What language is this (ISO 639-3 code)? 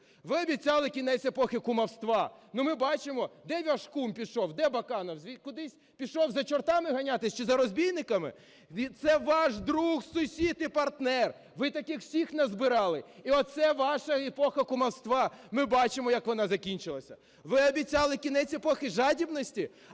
ukr